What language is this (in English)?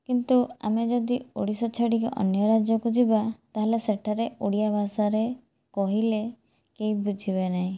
Odia